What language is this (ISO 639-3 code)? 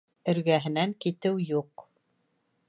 bak